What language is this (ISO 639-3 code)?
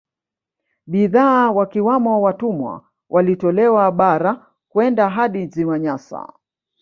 swa